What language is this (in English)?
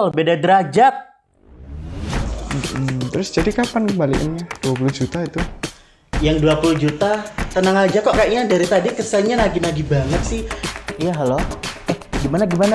Indonesian